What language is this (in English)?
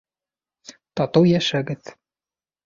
Bashkir